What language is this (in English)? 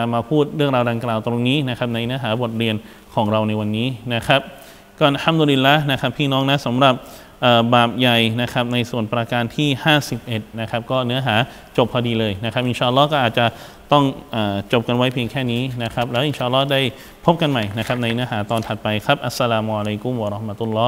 Thai